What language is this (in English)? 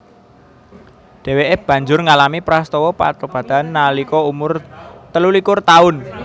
Javanese